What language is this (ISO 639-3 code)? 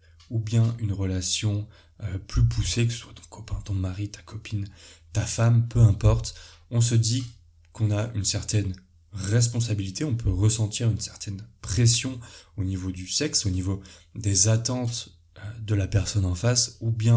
fra